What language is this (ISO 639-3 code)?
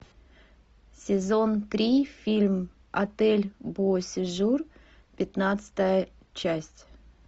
rus